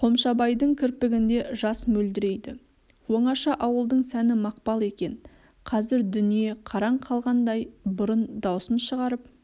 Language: Kazakh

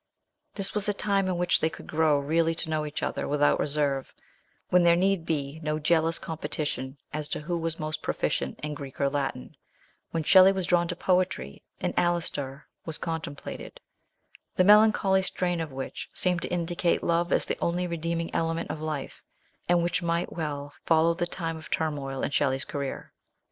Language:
English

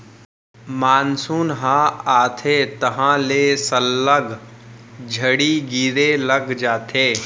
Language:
Chhattisgarhi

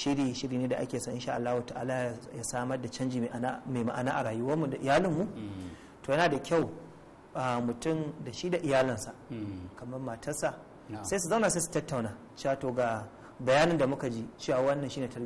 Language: Arabic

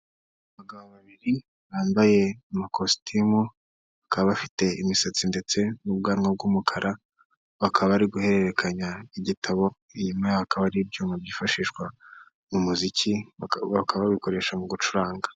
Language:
Kinyarwanda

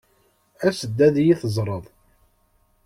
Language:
Kabyle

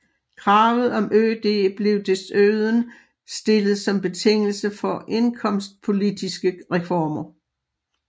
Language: Danish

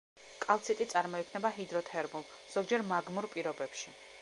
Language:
Georgian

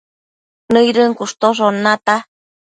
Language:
Matsés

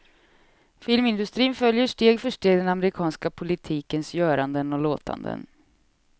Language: Swedish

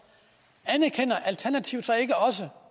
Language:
Danish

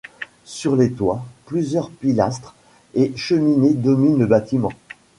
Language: French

